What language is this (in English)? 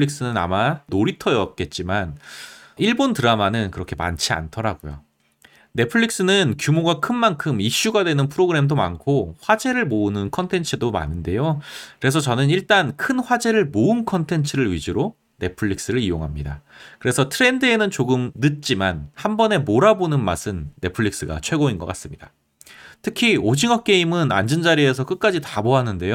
Korean